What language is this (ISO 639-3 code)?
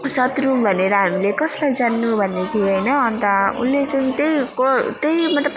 nep